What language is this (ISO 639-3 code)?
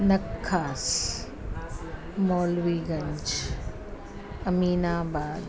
snd